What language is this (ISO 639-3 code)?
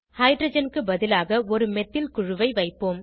tam